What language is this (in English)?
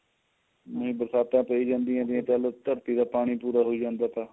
Punjabi